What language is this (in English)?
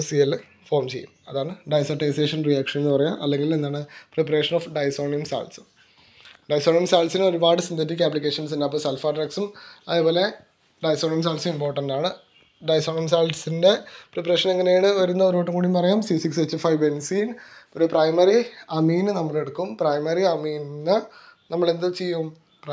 Malayalam